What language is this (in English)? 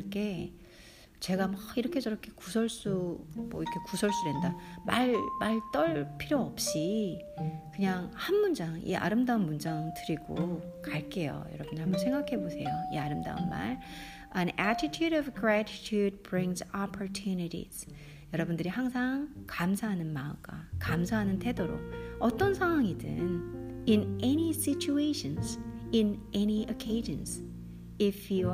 Korean